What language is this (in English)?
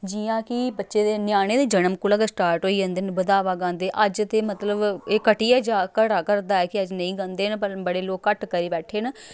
Dogri